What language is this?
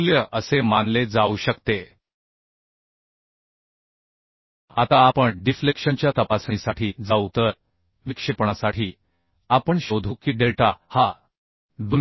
Marathi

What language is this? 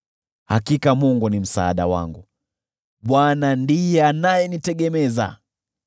Swahili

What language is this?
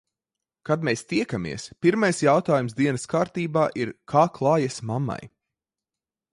Latvian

